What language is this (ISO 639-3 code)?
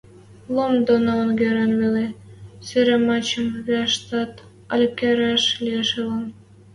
mrj